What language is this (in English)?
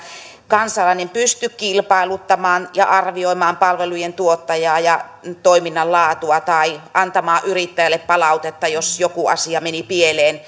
Finnish